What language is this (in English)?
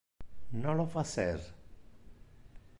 Interlingua